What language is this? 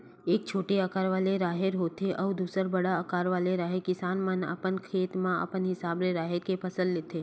Chhattisgarhi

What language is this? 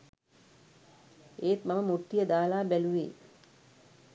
Sinhala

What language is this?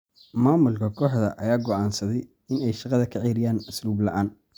Somali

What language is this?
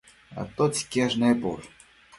Matsés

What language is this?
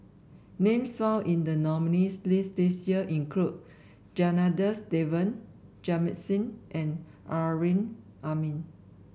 English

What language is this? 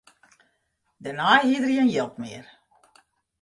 Western Frisian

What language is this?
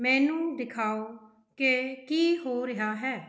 Punjabi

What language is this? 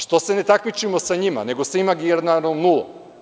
Serbian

